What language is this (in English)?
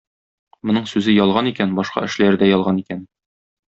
Tatar